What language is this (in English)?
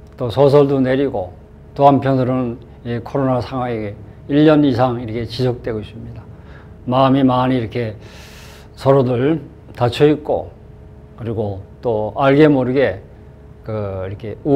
Korean